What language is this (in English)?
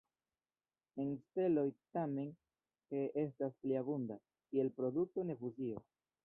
Esperanto